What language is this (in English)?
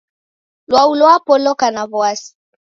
Taita